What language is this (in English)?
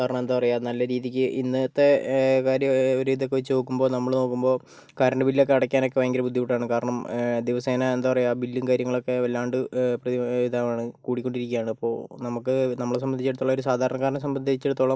Malayalam